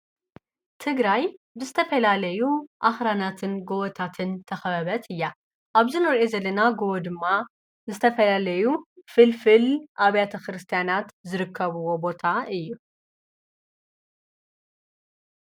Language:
Tigrinya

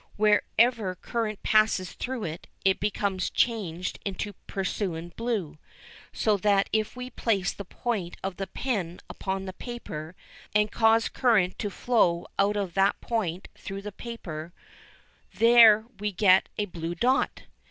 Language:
English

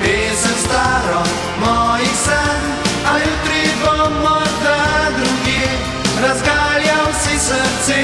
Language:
Slovenian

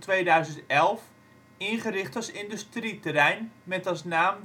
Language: Dutch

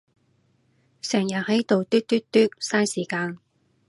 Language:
Cantonese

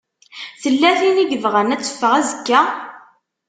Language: Kabyle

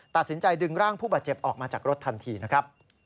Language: Thai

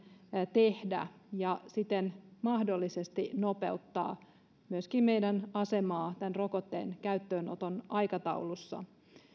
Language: Finnish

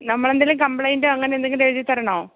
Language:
Malayalam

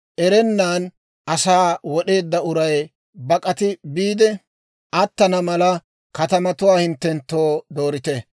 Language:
Dawro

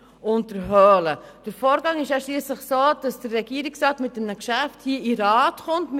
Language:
Swiss German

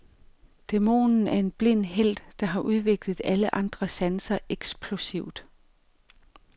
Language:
Danish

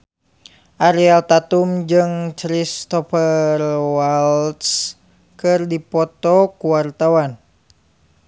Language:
Sundanese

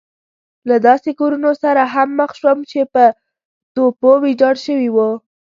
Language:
Pashto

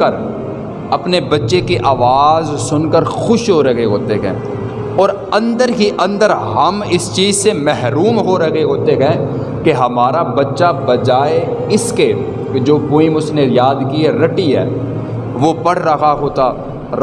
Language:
Urdu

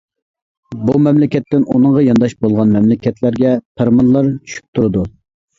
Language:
Uyghur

